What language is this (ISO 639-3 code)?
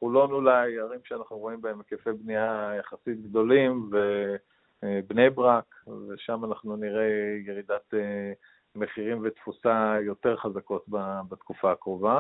heb